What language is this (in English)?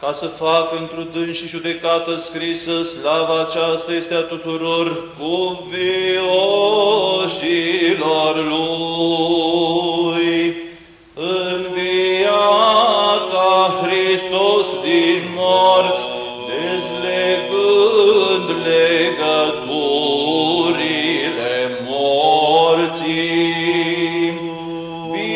Romanian